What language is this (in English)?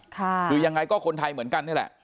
Thai